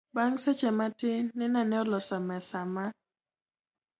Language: Luo (Kenya and Tanzania)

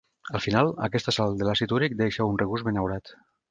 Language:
Catalan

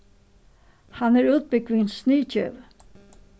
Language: Faroese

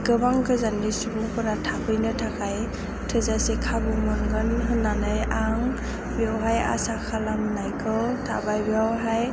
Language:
Bodo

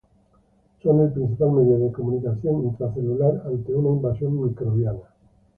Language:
Spanish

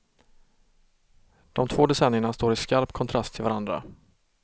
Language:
Swedish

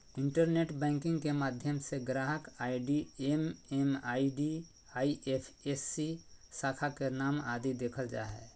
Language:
Magahi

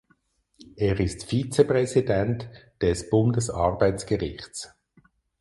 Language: German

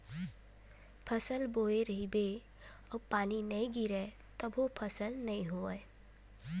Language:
Chhattisgarhi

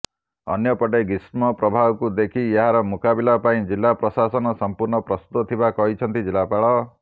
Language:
Odia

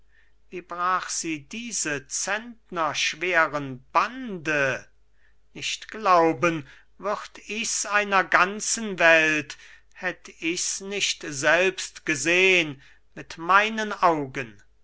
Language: German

